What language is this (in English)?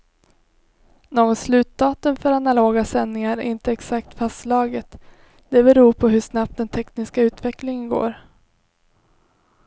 Swedish